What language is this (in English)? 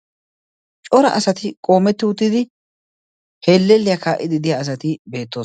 Wolaytta